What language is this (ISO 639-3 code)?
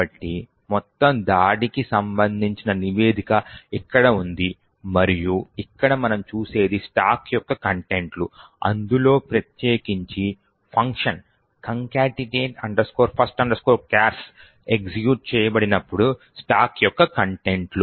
tel